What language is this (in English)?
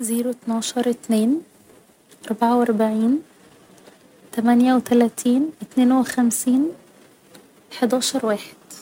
Egyptian Arabic